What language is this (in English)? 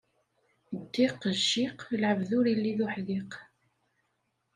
Kabyle